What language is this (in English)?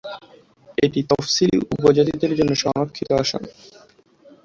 Bangla